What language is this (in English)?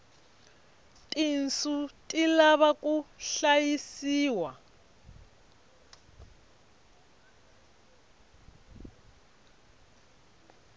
Tsonga